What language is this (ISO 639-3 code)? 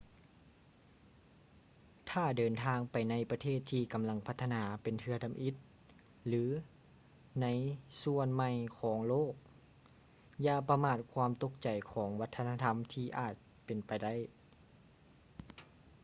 lao